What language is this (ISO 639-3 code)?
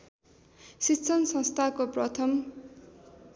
nep